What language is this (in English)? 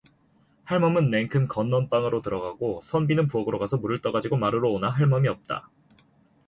Korean